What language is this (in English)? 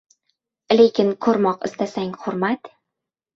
Uzbek